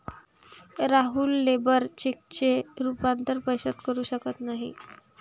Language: Marathi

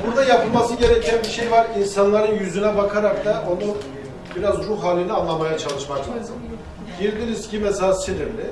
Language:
Turkish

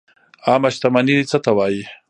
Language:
Pashto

